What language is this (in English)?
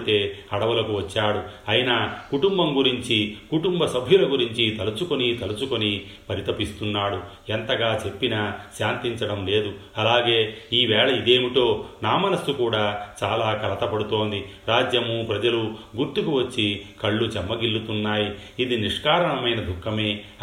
Telugu